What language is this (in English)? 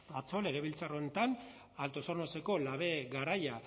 Basque